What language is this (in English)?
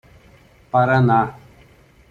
Portuguese